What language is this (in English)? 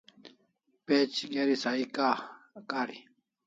Kalasha